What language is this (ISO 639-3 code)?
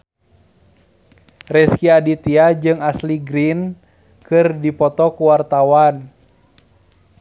sun